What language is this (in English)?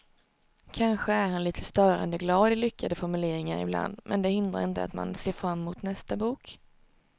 Swedish